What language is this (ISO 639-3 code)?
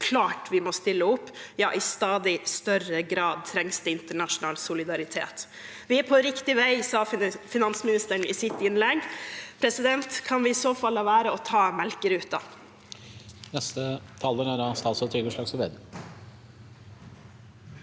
nor